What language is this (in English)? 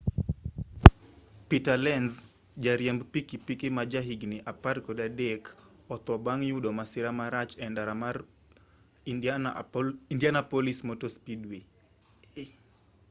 Luo (Kenya and Tanzania)